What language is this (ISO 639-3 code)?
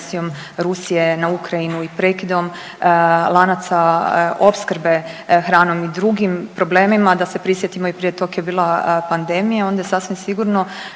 hrv